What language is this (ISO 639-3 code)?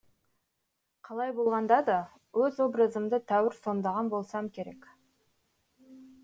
kaz